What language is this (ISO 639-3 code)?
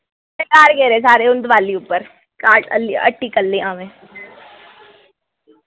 doi